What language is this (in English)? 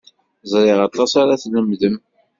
Kabyle